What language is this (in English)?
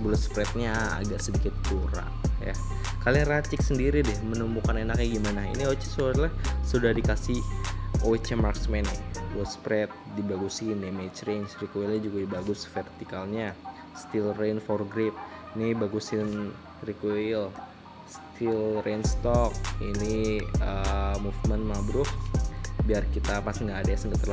Indonesian